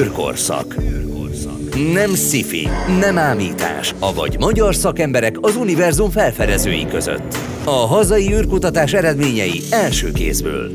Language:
Hungarian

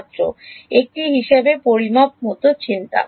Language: Bangla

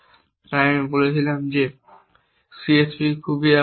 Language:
Bangla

